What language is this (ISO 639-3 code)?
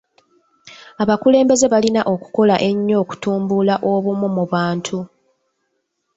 lug